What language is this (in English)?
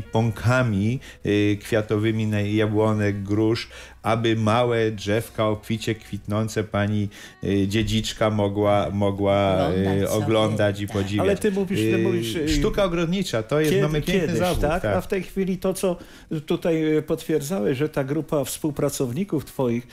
Polish